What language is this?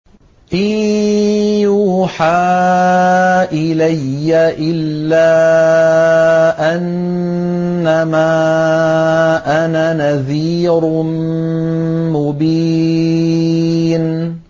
Arabic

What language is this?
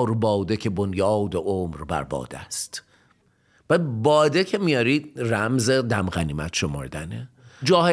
Persian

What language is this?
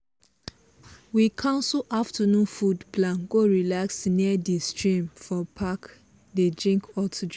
Nigerian Pidgin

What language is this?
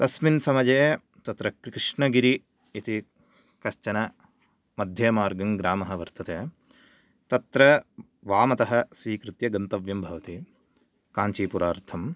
Sanskrit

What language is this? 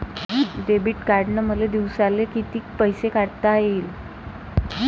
Marathi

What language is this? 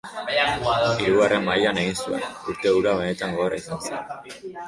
Basque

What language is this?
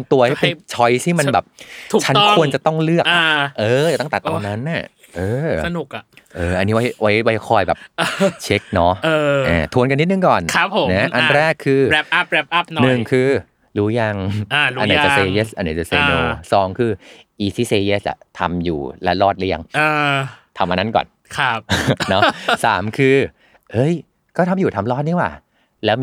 Thai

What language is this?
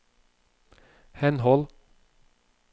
Norwegian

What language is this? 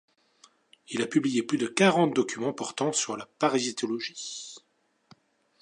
French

